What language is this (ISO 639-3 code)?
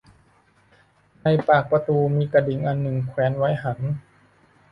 tha